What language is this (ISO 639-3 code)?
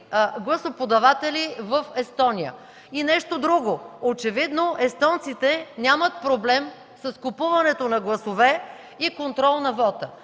bul